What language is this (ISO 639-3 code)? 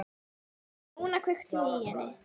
isl